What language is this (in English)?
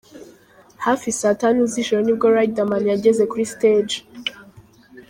Kinyarwanda